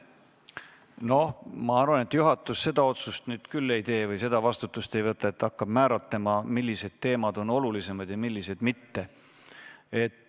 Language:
Estonian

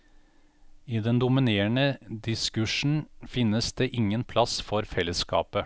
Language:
Norwegian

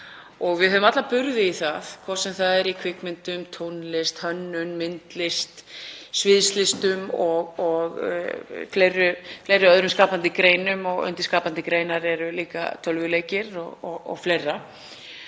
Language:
Icelandic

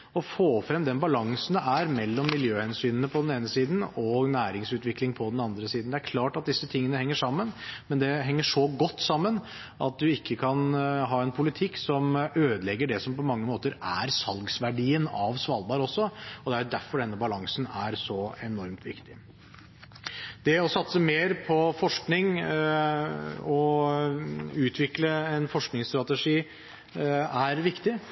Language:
Norwegian Bokmål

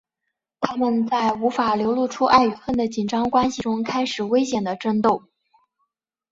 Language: Chinese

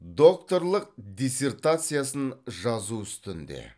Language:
Kazakh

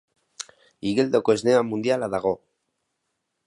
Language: Basque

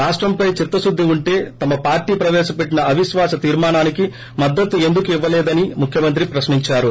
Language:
Telugu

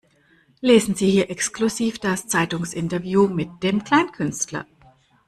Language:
German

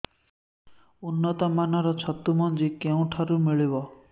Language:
Odia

